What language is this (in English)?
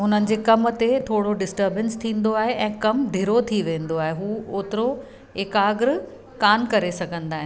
Sindhi